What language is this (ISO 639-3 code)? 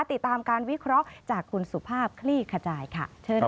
tha